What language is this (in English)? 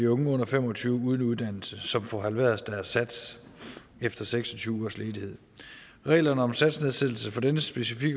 Danish